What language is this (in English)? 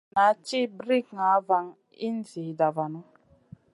Masana